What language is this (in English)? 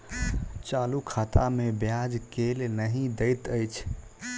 Maithili